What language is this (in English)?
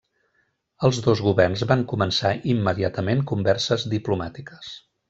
Catalan